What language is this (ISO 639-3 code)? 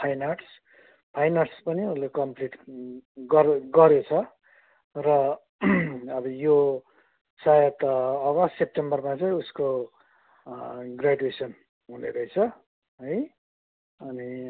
nep